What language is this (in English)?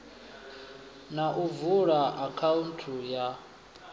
Venda